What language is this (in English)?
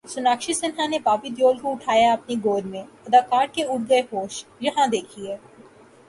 Urdu